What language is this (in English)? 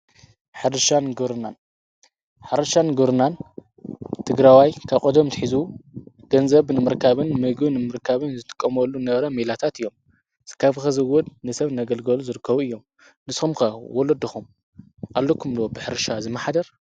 Tigrinya